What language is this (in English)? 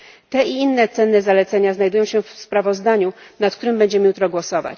Polish